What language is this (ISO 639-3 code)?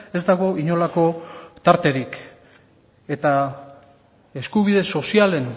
eus